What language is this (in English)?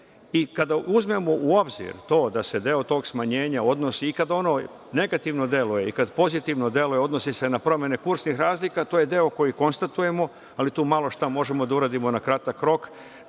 Serbian